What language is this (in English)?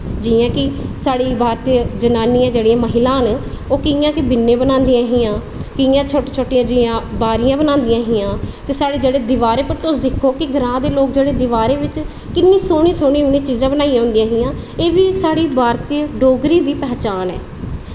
Dogri